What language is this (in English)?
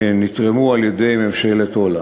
Hebrew